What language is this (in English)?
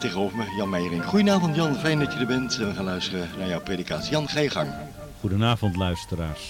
Dutch